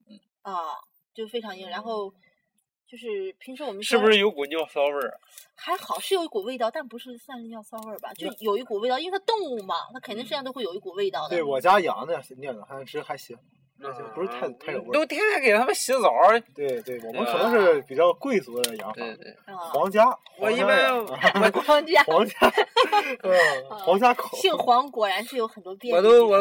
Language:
Chinese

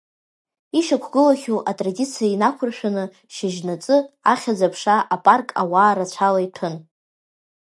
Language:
Abkhazian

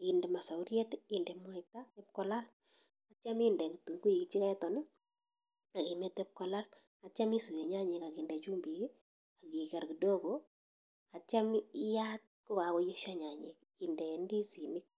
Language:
Kalenjin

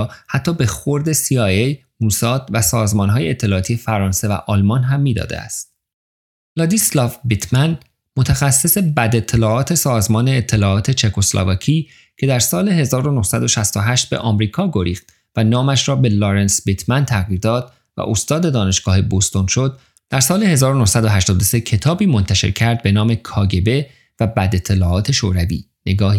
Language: Persian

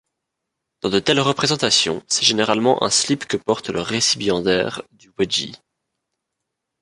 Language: French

